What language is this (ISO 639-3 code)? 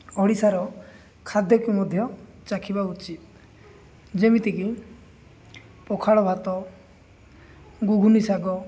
ori